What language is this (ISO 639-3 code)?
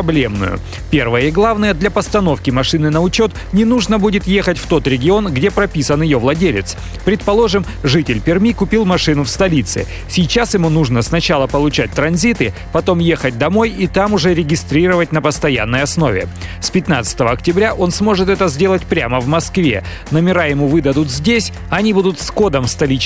rus